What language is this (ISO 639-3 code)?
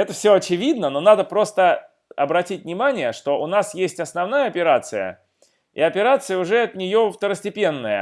rus